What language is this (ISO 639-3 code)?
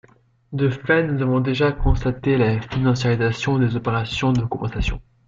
fra